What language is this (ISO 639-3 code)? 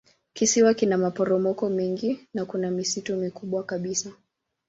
swa